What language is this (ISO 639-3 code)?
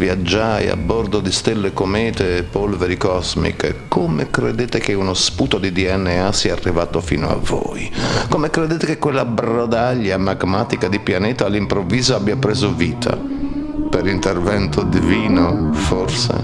ita